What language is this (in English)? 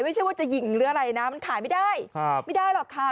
Thai